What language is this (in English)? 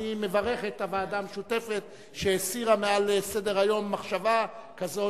Hebrew